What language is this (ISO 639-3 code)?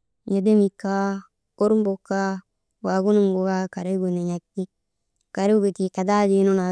mde